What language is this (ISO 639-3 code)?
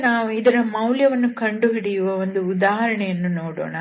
kan